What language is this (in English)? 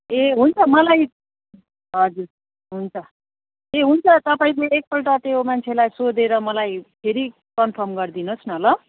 Nepali